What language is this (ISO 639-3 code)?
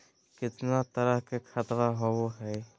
mag